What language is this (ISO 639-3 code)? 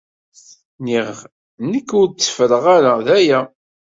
kab